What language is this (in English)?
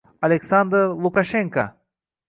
Uzbek